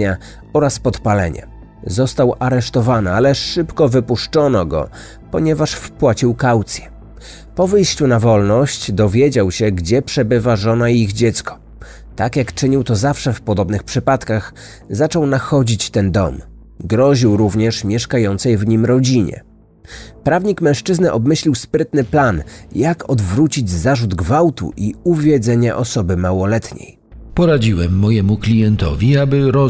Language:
Polish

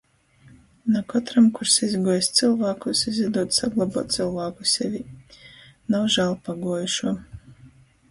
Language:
Latgalian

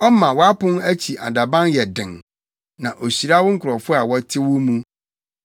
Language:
Akan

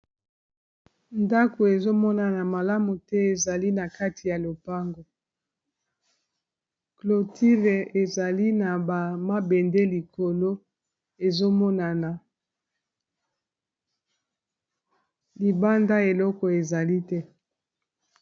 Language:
Lingala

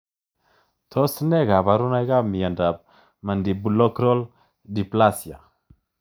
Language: Kalenjin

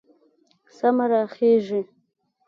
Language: Pashto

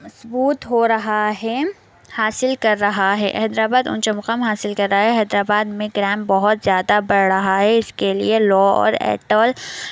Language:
Urdu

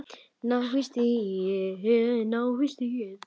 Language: Icelandic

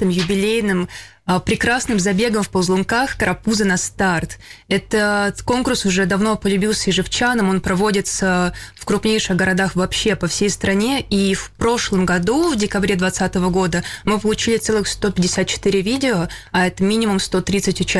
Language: Russian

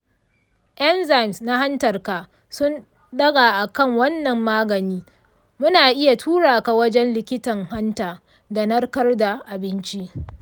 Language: Hausa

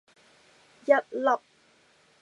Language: Cantonese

